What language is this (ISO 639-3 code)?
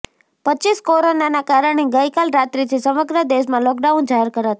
guj